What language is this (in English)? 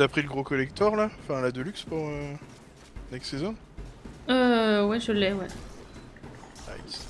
French